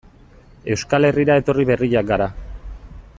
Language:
Basque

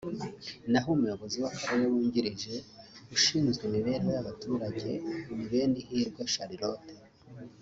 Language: Kinyarwanda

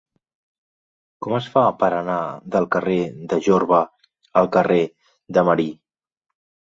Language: Catalan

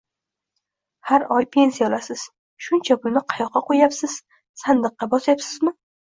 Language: Uzbek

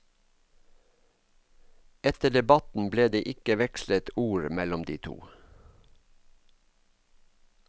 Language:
Norwegian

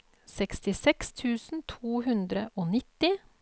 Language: Norwegian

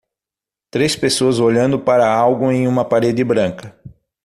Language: Portuguese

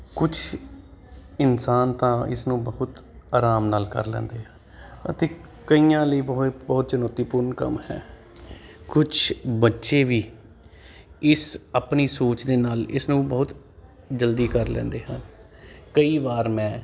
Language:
Punjabi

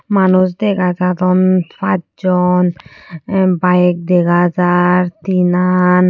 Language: Chakma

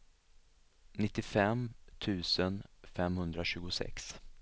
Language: Swedish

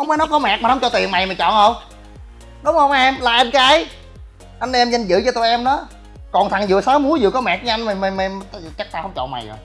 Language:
Vietnamese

